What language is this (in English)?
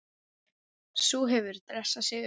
Icelandic